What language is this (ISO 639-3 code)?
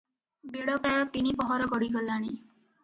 ori